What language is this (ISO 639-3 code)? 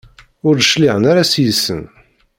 kab